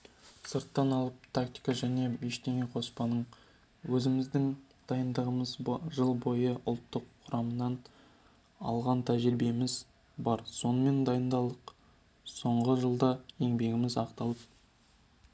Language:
Kazakh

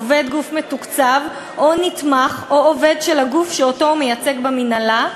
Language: Hebrew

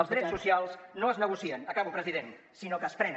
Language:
Catalan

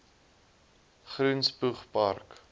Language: Afrikaans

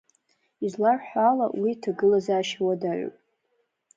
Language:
Abkhazian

